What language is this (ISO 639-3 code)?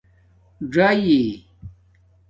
dmk